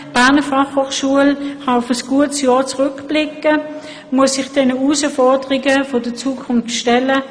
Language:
Swiss German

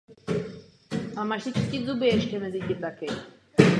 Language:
Czech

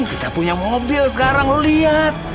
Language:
Indonesian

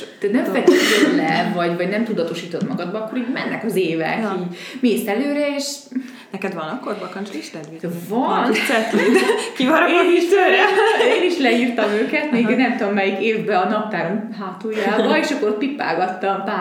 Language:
Hungarian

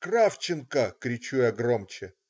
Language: Russian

